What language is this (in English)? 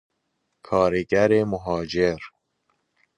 Persian